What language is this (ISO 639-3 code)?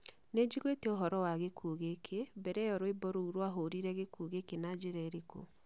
kik